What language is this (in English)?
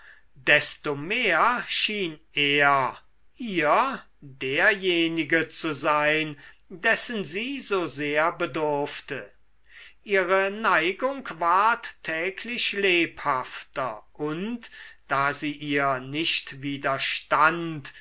German